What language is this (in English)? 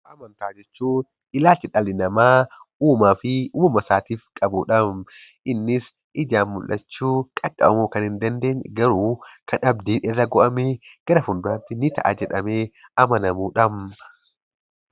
Oromo